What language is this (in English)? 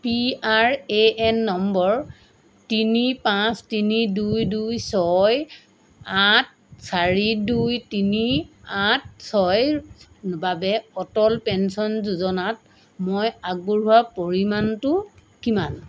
Assamese